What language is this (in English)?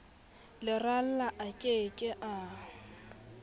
Southern Sotho